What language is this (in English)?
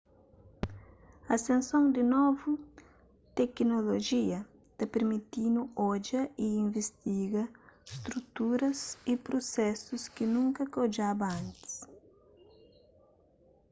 Kabuverdianu